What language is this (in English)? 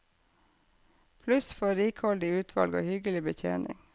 Norwegian